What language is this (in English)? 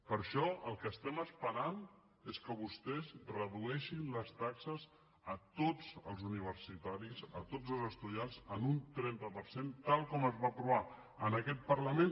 Catalan